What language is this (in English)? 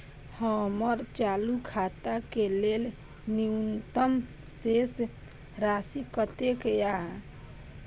Maithili